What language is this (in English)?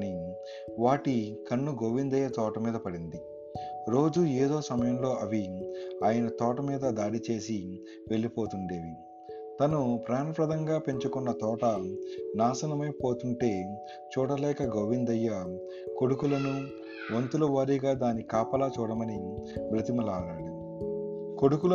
Telugu